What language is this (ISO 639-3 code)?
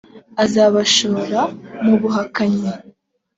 kin